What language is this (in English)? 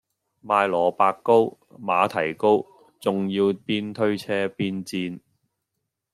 Cantonese